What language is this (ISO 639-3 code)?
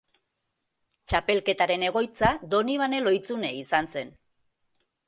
eus